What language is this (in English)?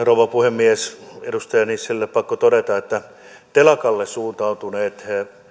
Finnish